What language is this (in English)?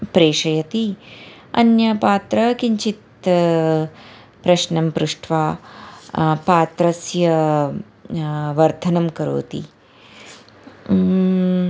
Sanskrit